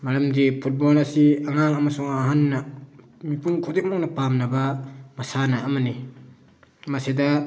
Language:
Manipuri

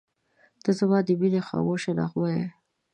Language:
Pashto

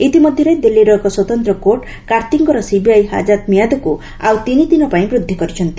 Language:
Odia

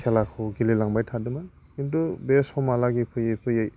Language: Bodo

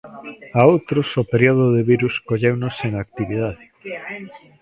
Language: Galician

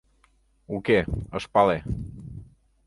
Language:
Mari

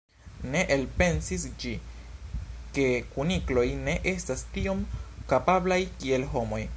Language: Esperanto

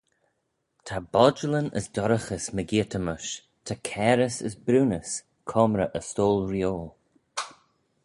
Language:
Manx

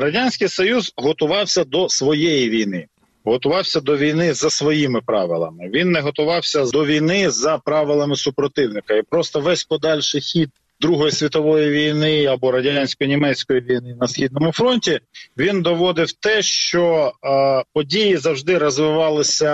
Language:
Ukrainian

